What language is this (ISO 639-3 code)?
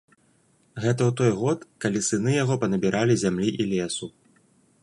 bel